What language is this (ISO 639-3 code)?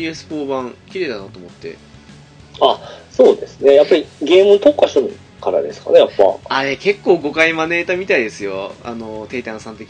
jpn